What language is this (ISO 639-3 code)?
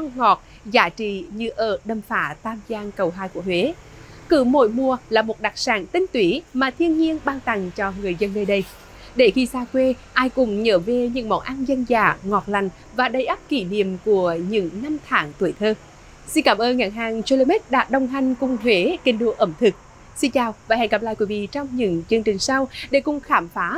vie